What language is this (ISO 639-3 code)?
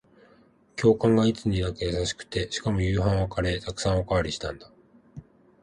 jpn